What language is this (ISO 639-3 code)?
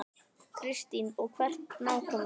isl